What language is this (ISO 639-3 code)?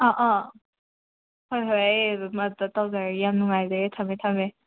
mni